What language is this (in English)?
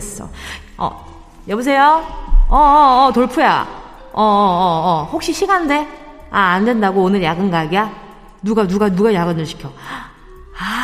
Korean